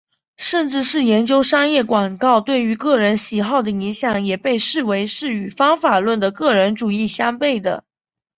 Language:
Chinese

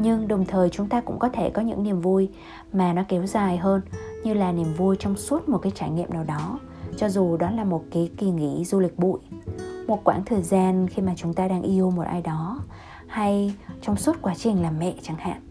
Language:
Vietnamese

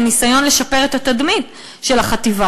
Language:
Hebrew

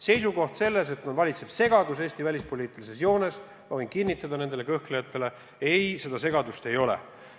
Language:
Estonian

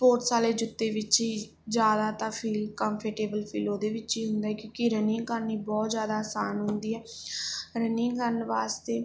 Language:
Punjabi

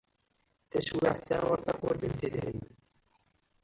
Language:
Kabyle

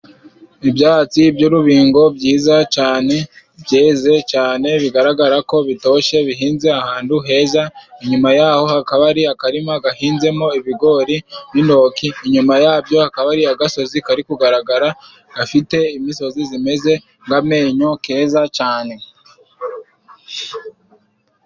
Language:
Kinyarwanda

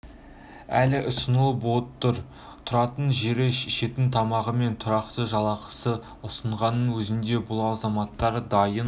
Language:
Kazakh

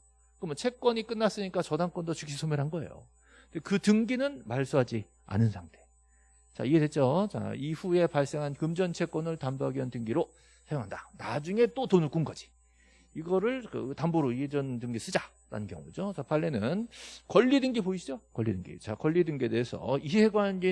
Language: Korean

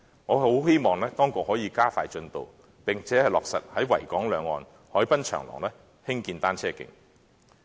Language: Cantonese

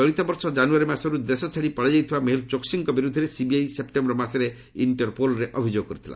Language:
Odia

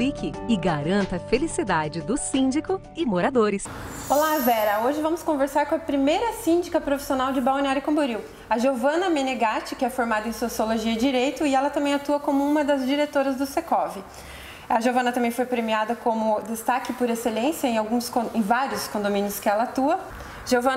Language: Portuguese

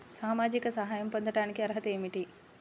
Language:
Telugu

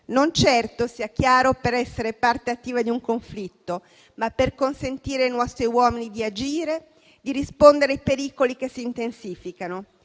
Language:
Italian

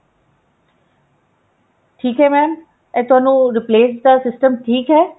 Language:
Punjabi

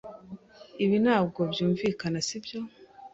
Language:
Kinyarwanda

